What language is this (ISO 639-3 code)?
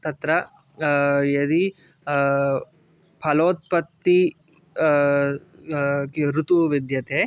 san